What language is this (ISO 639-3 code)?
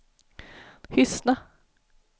swe